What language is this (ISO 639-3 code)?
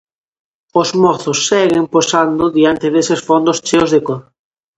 glg